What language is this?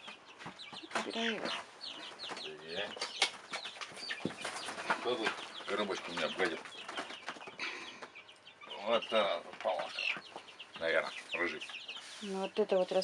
Russian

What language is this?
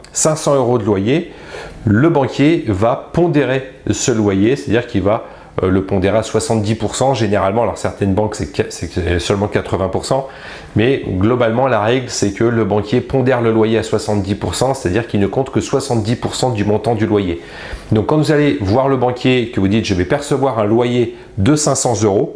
French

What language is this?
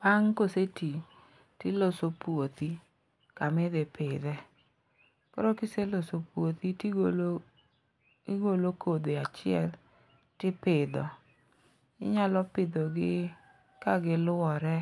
Luo (Kenya and Tanzania)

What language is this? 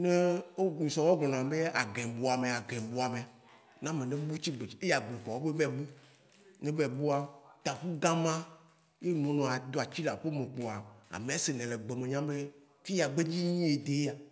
Waci Gbe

